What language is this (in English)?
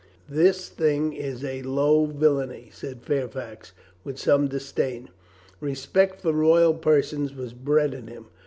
English